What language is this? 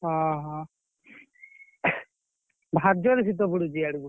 Odia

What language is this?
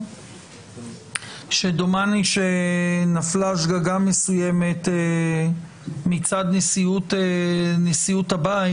Hebrew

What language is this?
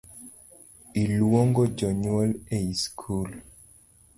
Luo (Kenya and Tanzania)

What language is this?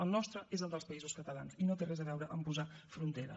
Catalan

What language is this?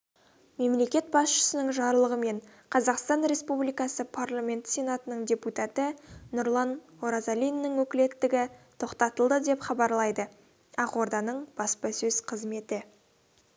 Kazakh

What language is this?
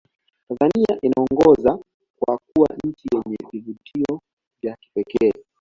Swahili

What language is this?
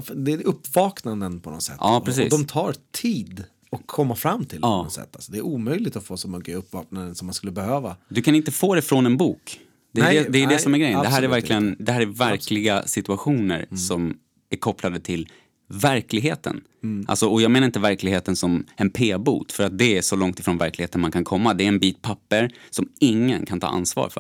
Swedish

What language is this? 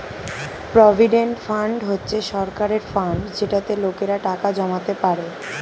Bangla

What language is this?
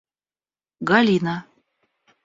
Russian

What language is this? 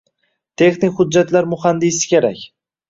Uzbek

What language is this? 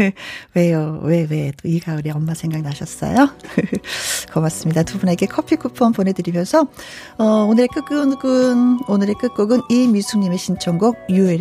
Korean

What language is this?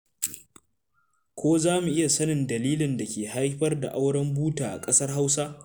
Hausa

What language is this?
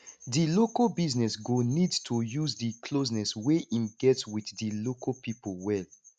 Nigerian Pidgin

